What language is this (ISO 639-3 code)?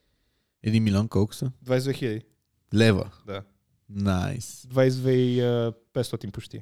bul